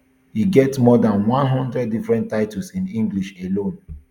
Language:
Nigerian Pidgin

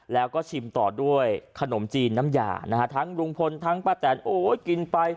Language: Thai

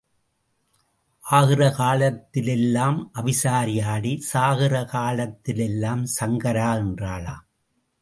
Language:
Tamil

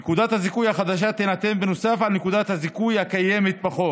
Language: Hebrew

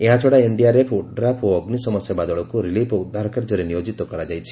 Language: Odia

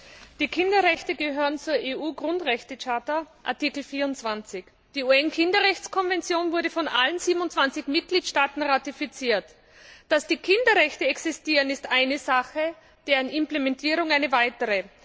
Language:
German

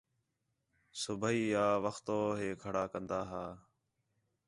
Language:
Khetrani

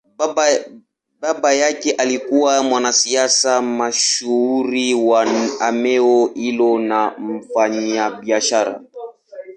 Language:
Swahili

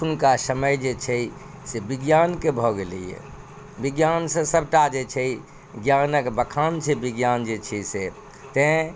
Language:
Maithili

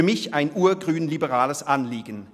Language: Swiss German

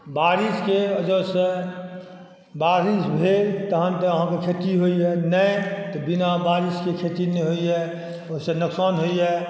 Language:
Maithili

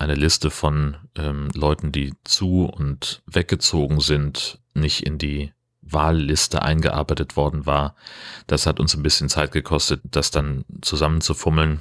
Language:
German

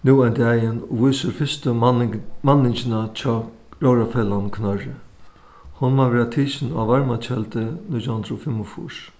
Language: Faroese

